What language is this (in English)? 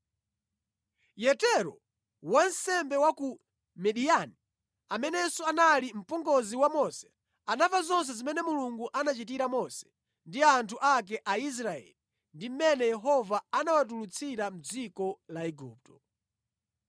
Nyanja